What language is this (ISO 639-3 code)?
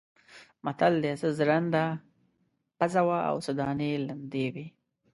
pus